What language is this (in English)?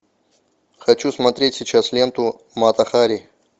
Russian